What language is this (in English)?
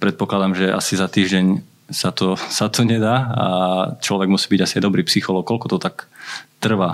Slovak